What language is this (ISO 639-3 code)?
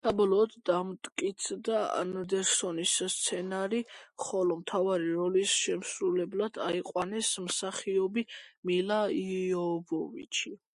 kat